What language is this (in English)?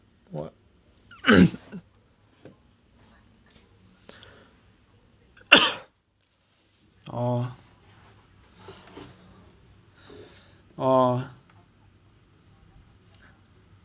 English